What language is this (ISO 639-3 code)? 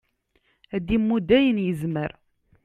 kab